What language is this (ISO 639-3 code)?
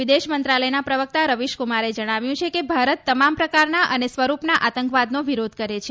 guj